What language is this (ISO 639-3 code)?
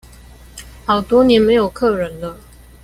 zho